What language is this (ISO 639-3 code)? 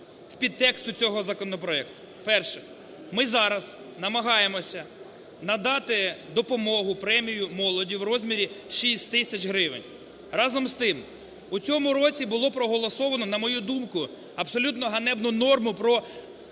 ukr